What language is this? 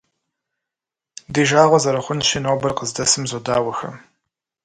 Kabardian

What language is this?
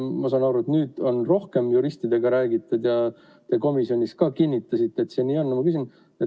Estonian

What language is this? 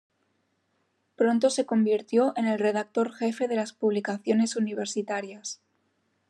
Spanish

